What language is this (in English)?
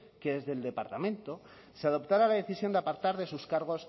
Spanish